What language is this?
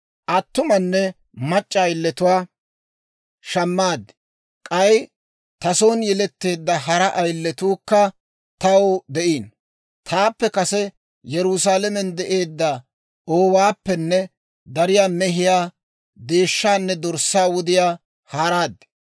Dawro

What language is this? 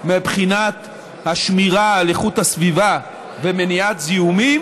Hebrew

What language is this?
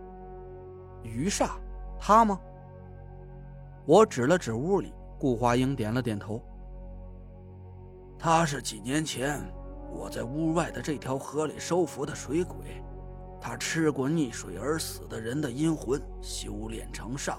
Chinese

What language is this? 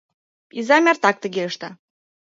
Mari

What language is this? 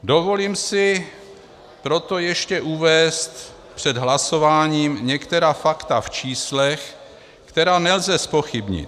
Czech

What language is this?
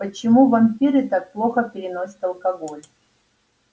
Russian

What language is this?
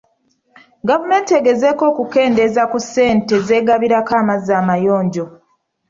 Ganda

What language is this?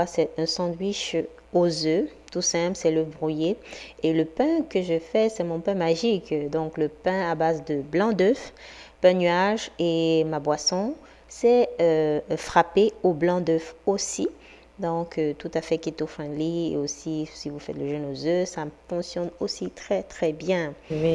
French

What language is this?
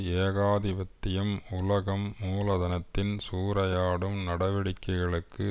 Tamil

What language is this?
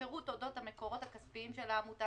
Hebrew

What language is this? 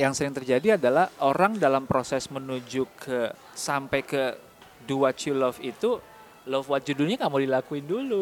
Indonesian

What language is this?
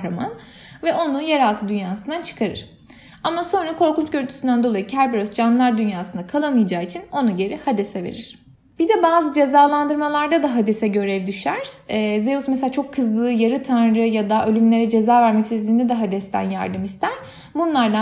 Turkish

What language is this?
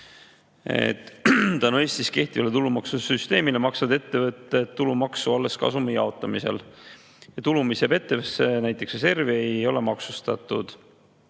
Estonian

